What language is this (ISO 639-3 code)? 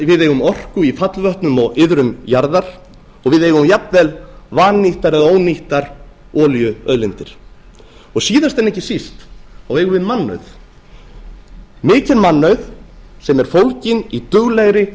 isl